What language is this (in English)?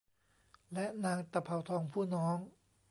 Thai